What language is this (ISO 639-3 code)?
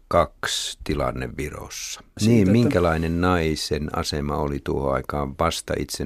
fin